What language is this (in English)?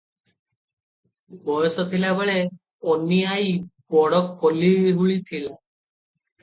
Odia